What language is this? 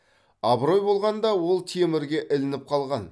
Kazakh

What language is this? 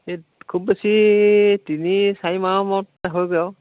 Assamese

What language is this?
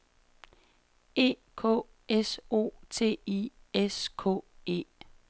Danish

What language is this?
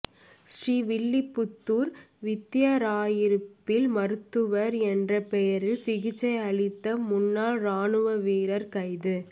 Tamil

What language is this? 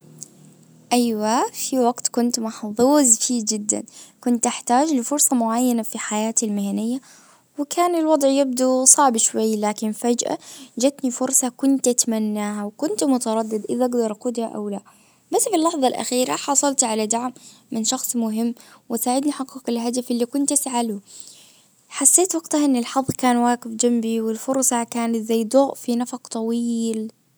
Najdi Arabic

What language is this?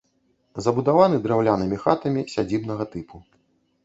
Belarusian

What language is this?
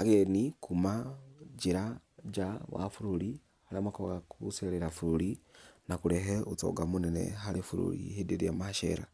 Kikuyu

